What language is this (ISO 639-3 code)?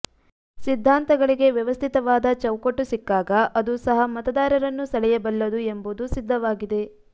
kan